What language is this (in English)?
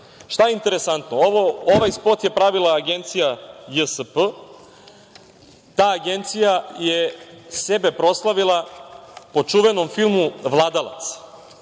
Serbian